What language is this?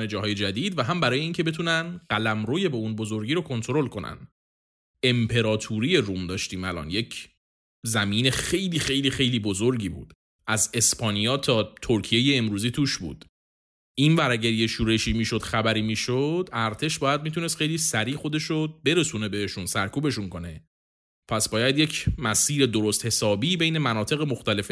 Persian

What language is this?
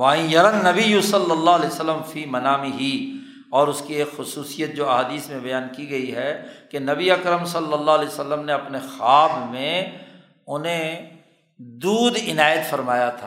Urdu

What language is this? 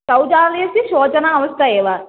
Sanskrit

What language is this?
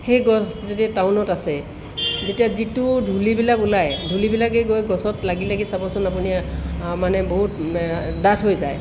Assamese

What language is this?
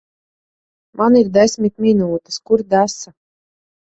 Latvian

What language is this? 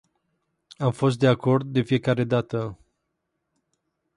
Romanian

